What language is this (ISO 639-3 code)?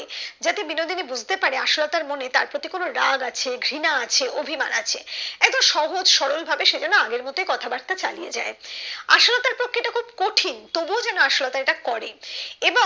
ben